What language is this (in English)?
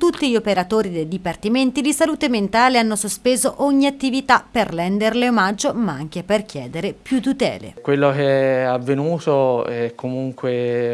Italian